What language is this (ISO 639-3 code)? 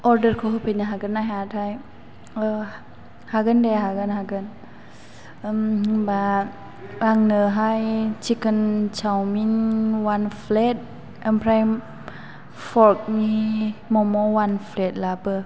brx